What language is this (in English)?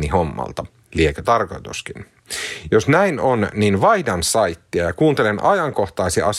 Finnish